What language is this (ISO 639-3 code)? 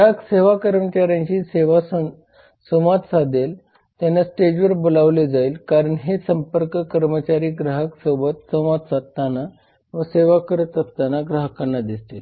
mar